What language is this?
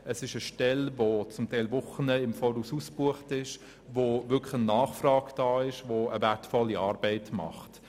Swiss German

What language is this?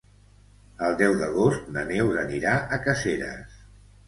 Catalan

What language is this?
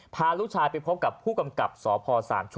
Thai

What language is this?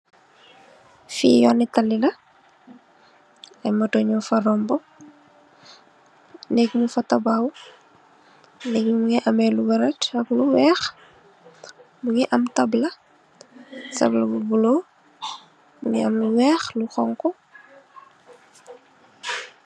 Wolof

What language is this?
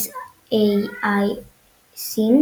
Hebrew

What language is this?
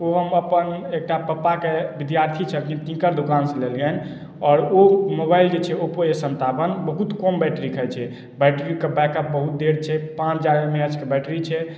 Maithili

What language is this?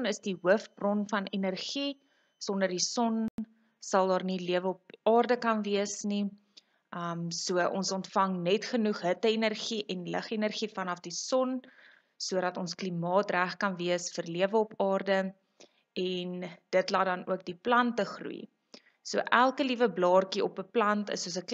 Dutch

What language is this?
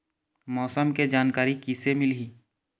Chhattisgarhi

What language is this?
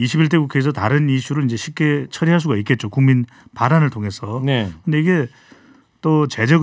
Korean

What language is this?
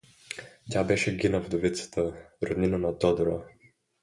Bulgarian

